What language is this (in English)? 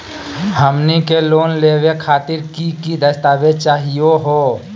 Magahi